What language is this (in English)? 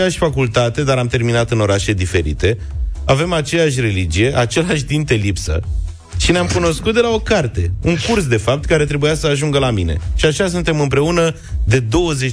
Romanian